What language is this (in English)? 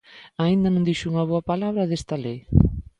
Galician